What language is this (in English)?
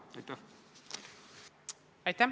Estonian